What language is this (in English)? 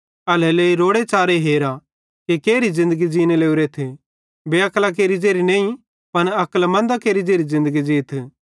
Bhadrawahi